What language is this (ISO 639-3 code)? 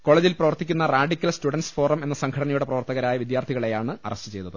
mal